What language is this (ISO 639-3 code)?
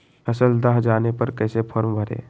mag